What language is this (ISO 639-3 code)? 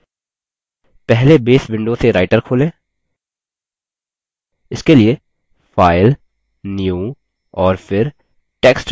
hin